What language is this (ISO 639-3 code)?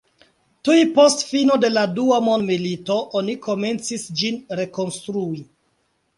epo